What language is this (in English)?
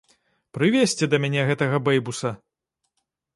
Belarusian